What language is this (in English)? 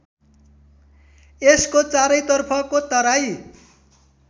Nepali